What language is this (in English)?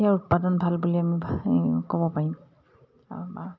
Assamese